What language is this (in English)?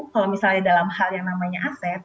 Indonesian